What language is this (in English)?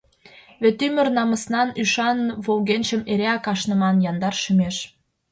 Mari